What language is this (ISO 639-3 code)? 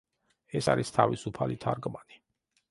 kat